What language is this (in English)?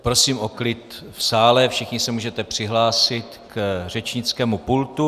Czech